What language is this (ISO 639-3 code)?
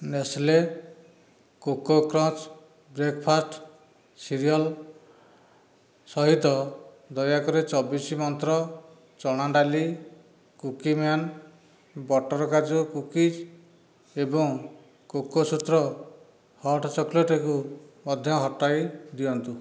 ori